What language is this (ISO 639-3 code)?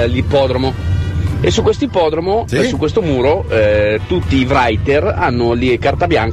ita